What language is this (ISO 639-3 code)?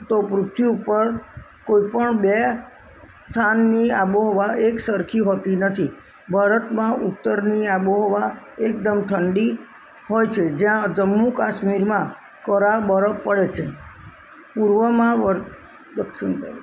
guj